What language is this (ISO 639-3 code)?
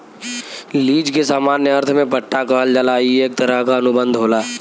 bho